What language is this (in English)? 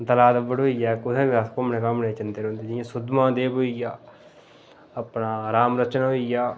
Dogri